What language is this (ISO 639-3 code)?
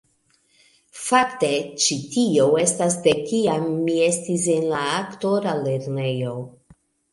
epo